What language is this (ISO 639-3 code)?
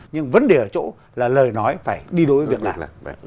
vie